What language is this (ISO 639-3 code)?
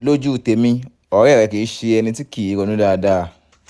yor